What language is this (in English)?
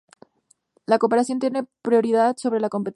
Spanish